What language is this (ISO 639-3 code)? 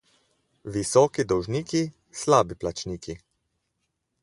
slv